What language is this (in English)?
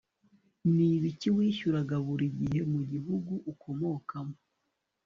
Kinyarwanda